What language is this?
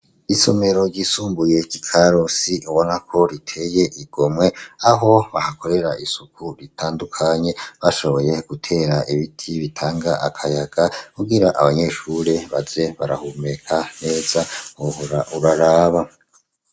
Rundi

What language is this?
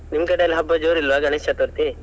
Kannada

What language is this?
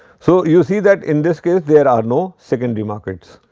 English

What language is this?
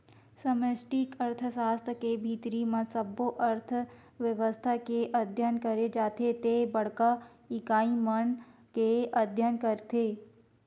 Chhattisgarhi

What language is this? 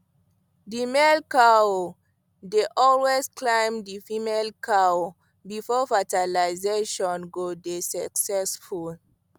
Nigerian Pidgin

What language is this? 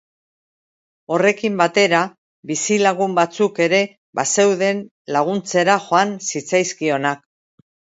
Basque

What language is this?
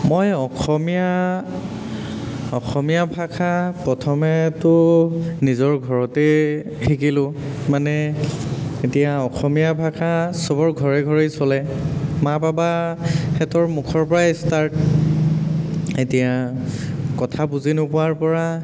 Assamese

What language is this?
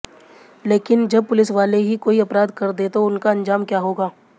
Hindi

